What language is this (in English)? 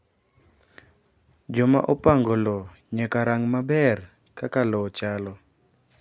Luo (Kenya and Tanzania)